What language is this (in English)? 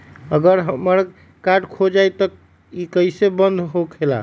Magahi